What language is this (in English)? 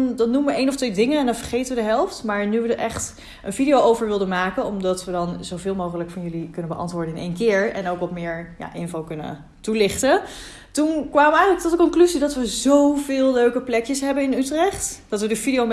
Dutch